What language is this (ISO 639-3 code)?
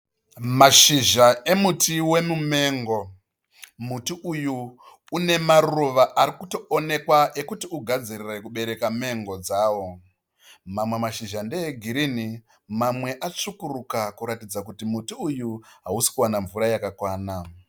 sna